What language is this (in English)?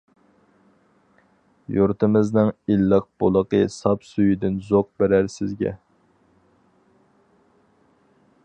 Uyghur